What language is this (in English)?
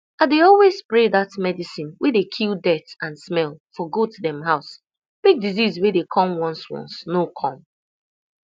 Nigerian Pidgin